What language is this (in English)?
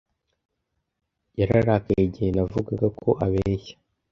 Kinyarwanda